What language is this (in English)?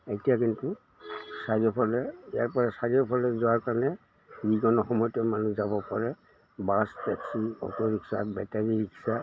Assamese